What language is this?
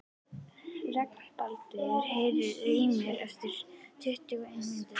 Icelandic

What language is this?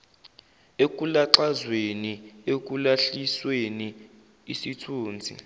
Zulu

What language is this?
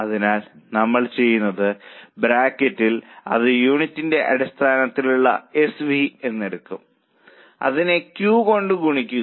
Malayalam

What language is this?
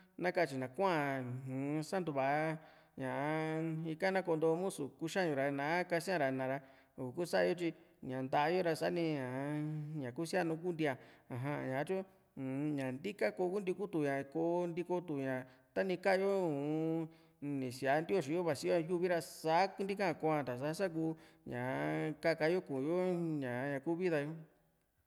Juxtlahuaca Mixtec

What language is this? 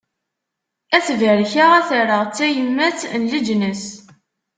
Kabyle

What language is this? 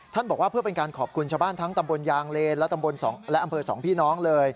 Thai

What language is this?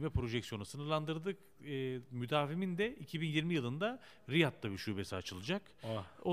Turkish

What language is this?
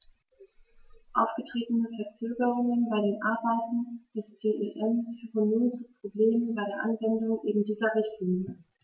German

